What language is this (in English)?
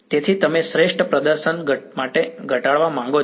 Gujarati